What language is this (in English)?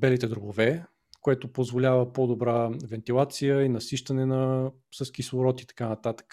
Bulgarian